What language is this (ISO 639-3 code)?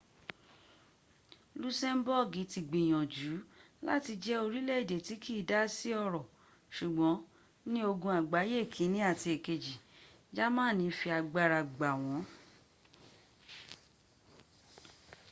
yor